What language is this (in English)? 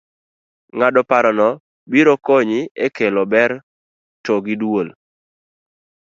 Luo (Kenya and Tanzania)